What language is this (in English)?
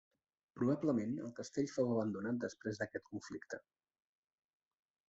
Catalan